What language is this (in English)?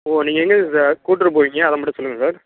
Tamil